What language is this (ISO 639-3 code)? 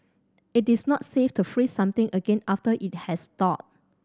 eng